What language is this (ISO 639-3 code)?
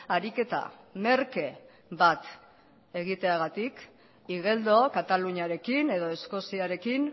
eus